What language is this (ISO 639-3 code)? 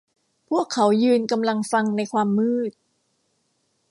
tha